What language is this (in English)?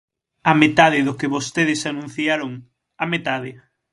Galician